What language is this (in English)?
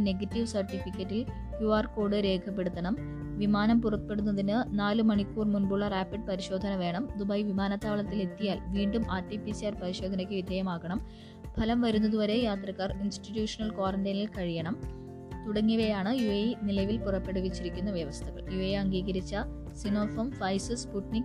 Malayalam